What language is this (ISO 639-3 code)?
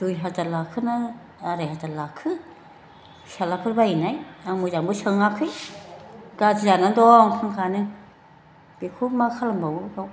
brx